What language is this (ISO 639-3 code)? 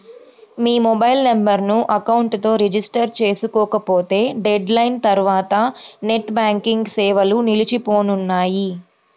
tel